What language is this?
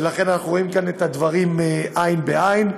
Hebrew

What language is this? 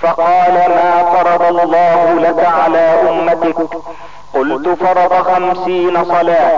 Arabic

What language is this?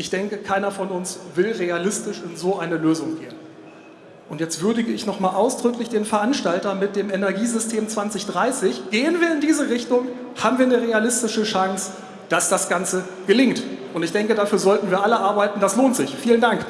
German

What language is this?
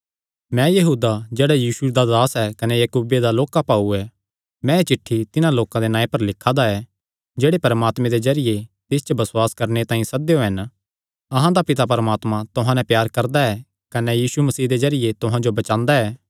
Kangri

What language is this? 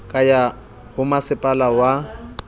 Southern Sotho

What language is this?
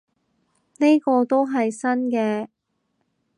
Cantonese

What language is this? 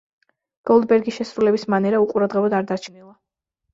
Georgian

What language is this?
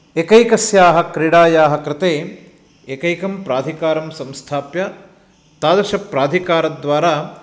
Sanskrit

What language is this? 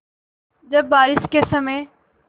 Hindi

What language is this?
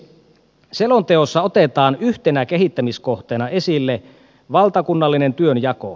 Finnish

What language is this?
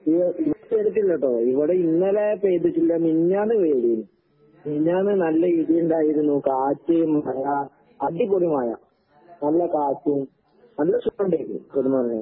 Malayalam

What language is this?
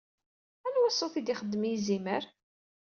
Kabyle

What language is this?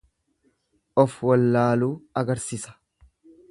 Oromo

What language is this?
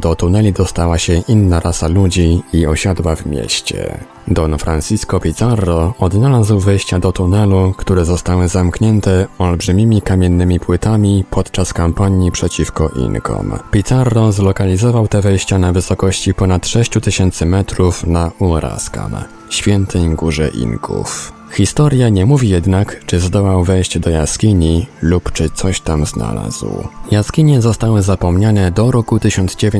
Polish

